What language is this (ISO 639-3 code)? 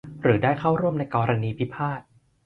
tha